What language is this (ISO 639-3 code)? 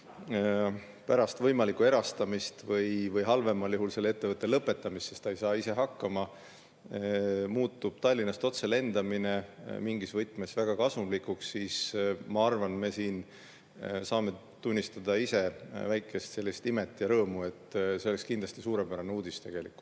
est